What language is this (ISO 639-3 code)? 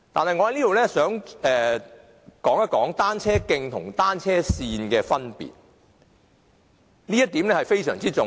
yue